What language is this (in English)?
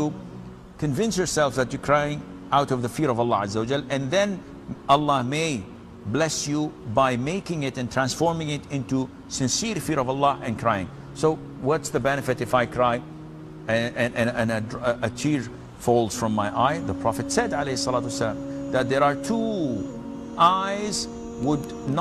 English